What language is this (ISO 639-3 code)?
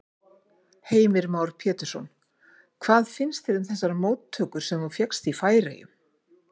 isl